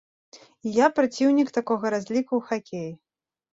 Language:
Belarusian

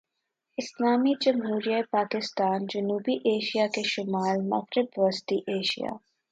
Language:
Urdu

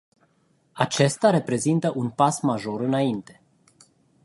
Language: Romanian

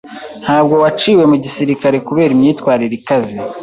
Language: Kinyarwanda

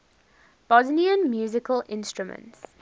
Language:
English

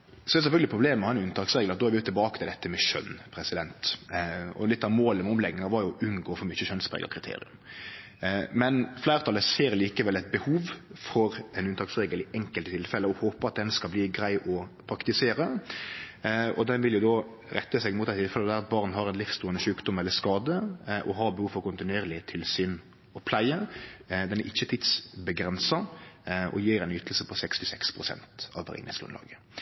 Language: Norwegian Nynorsk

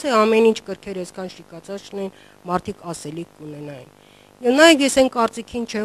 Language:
Romanian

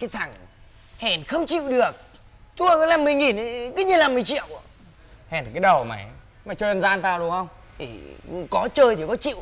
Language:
Vietnamese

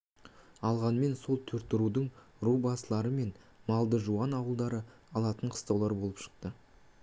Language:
Kazakh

